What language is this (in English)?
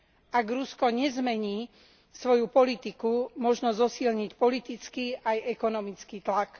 Slovak